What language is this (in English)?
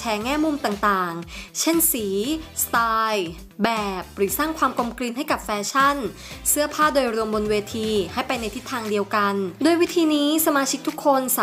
Thai